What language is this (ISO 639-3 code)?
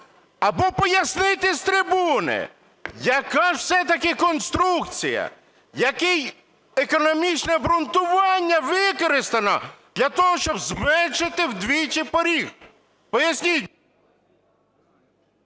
ukr